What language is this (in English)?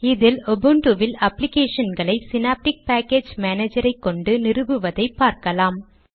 Tamil